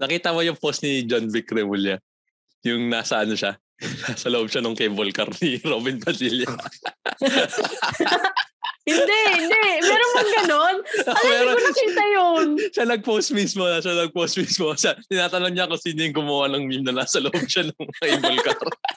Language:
Filipino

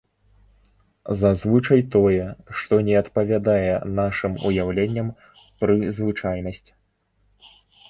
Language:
Belarusian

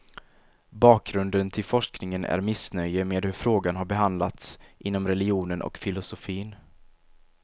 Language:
Swedish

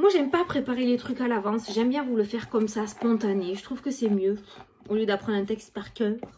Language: French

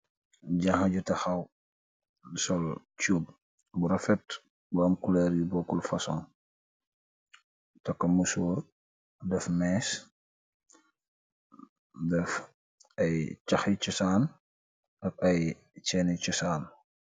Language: Wolof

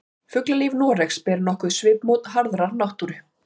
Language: Icelandic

